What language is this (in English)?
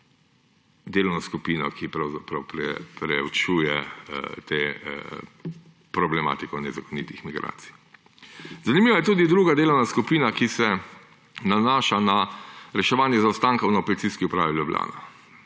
Slovenian